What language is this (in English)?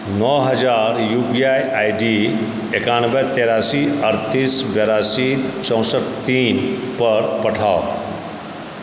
Maithili